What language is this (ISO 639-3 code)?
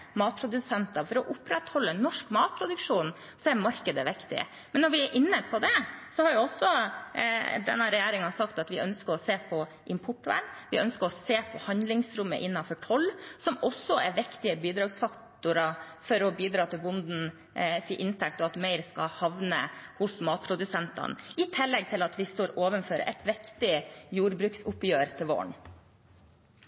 nob